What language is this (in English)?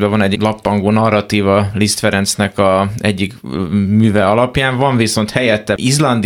Hungarian